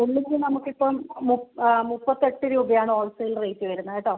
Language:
Malayalam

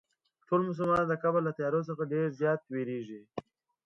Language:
Pashto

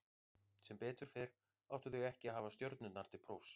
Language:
Icelandic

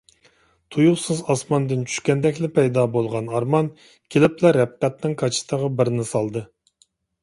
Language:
Uyghur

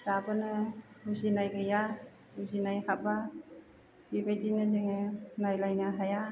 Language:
Bodo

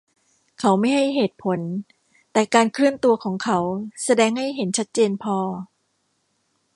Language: Thai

